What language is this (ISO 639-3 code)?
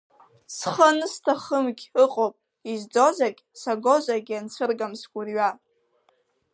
abk